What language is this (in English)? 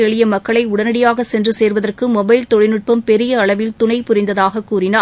Tamil